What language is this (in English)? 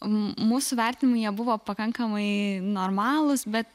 Lithuanian